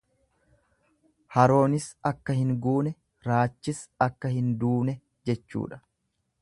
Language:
Oromo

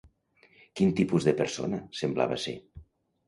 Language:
Catalan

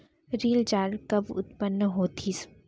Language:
Chhattisgarhi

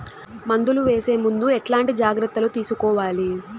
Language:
Telugu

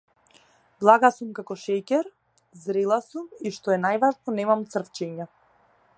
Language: Macedonian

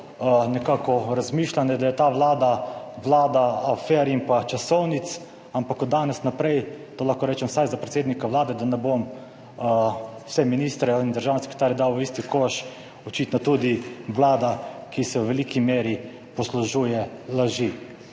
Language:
Slovenian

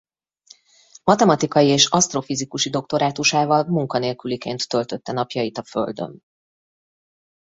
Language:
Hungarian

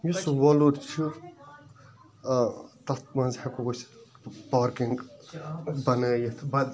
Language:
Kashmiri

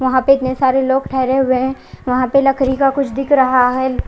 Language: Hindi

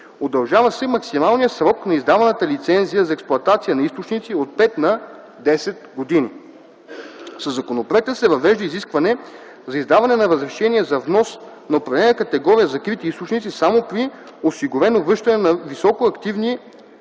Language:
Bulgarian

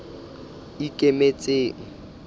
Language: Southern Sotho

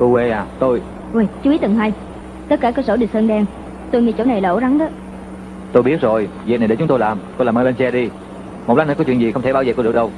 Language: Vietnamese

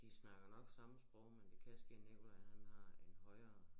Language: Danish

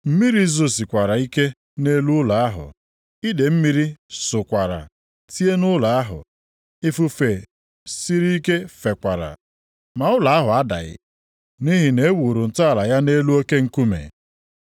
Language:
Igbo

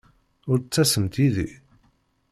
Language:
Kabyle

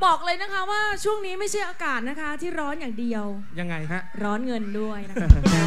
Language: Thai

